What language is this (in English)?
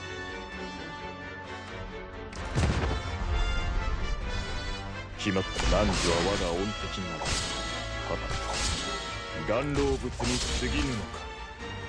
Japanese